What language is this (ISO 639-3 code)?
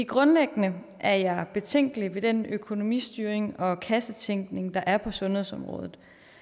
dan